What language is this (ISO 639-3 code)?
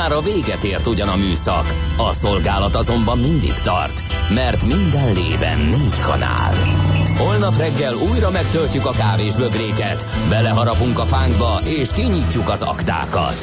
hun